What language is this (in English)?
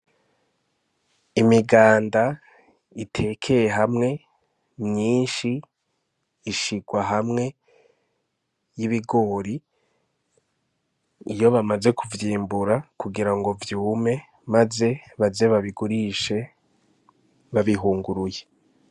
Rundi